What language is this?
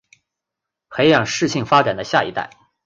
Chinese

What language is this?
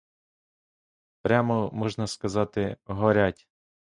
Ukrainian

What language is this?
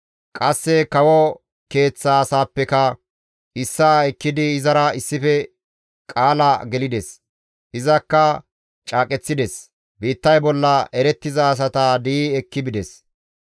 Gamo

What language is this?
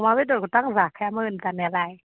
Bodo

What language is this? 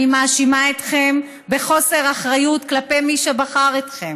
Hebrew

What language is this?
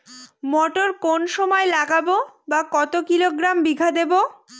Bangla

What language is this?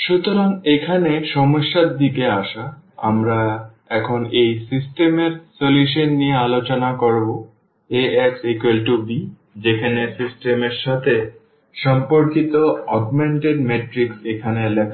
Bangla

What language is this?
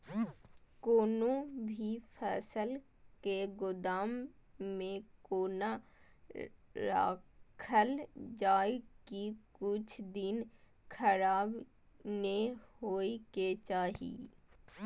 Maithili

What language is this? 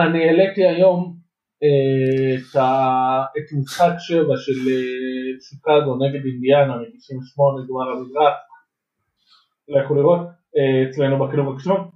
Hebrew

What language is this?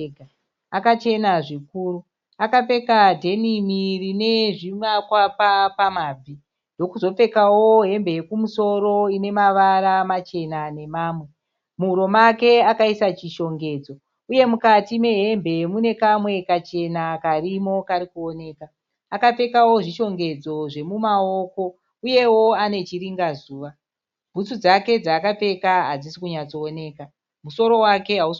Shona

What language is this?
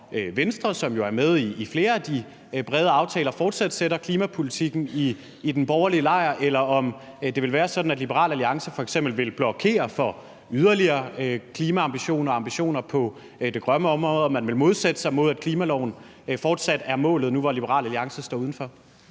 Danish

